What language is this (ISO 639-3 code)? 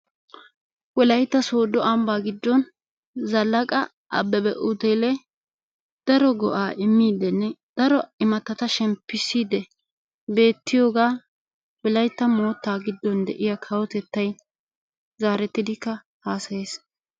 wal